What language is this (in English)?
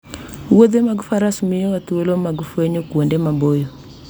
Luo (Kenya and Tanzania)